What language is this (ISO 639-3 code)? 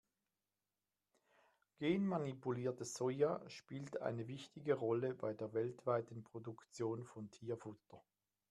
deu